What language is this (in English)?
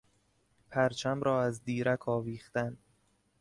Persian